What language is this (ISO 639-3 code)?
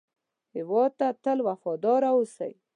pus